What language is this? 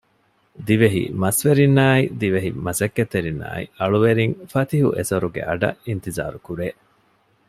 Divehi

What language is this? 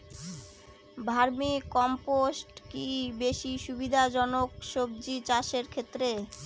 Bangla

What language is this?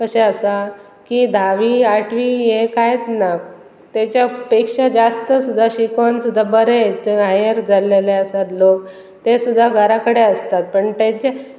Konkani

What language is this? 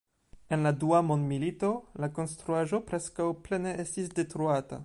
Esperanto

